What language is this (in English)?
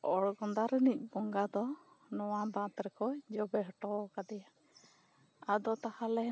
Santali